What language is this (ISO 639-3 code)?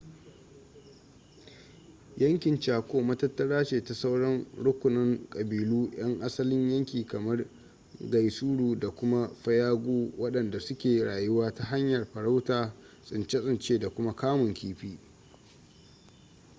hau